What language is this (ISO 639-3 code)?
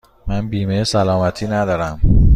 fas